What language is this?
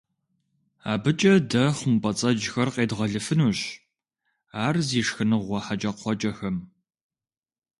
Kabardian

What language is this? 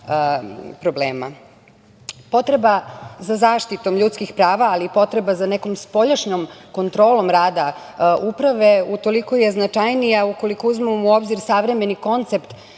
Serbian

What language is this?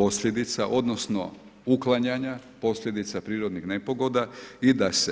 Croatian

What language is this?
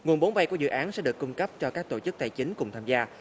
Vietnamese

